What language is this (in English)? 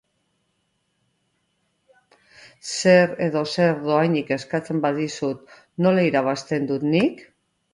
Basque